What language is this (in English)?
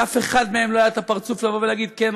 Hebrew